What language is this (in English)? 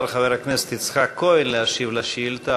Hebrew